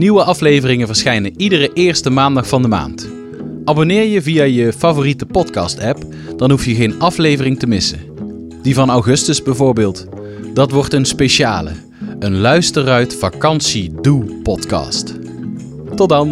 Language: Dutch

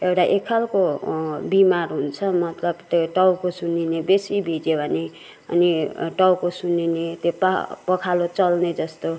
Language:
Nepali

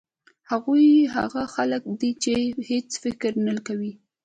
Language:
Pashto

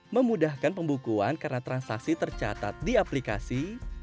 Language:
Indonesian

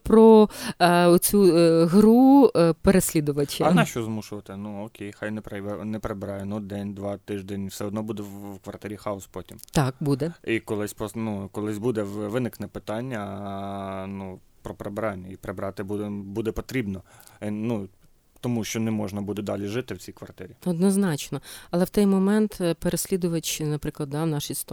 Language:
Ukrainian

